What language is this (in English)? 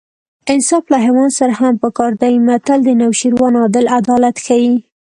Pashto